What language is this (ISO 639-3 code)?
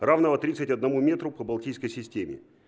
rus